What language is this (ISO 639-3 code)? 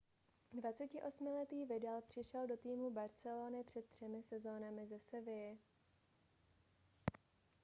ces